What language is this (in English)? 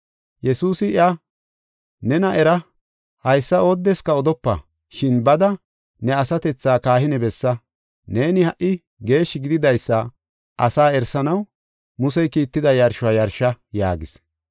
Gofa